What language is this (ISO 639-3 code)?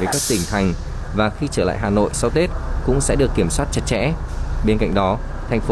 vie